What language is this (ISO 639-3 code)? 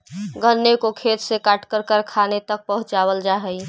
mag